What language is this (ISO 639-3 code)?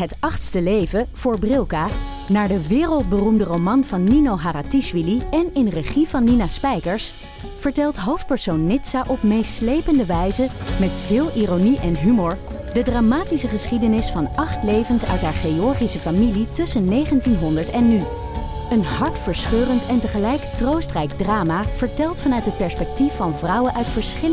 nld